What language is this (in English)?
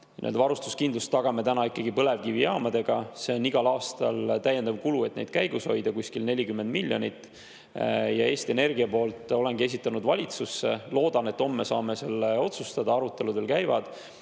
Estonian